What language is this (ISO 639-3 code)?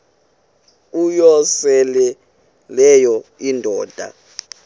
xho